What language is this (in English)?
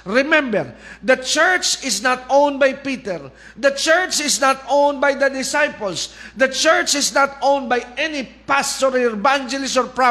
Filipino